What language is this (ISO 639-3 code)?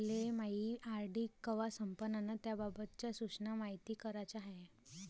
mar